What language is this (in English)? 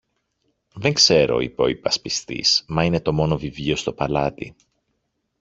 Greek